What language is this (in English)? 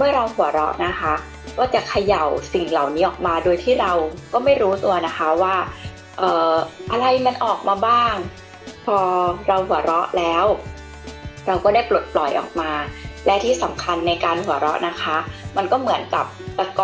Thai